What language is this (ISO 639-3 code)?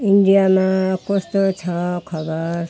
nep